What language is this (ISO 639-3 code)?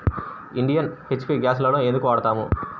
tel